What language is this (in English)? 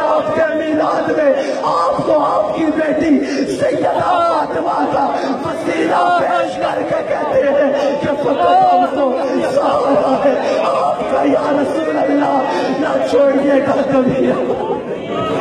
Turkish